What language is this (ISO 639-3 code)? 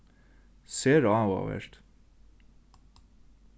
fao